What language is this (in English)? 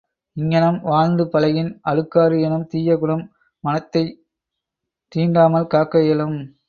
Tamil